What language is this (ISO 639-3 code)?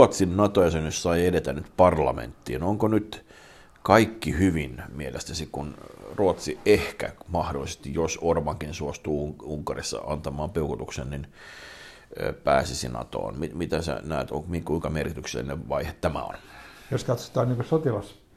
fin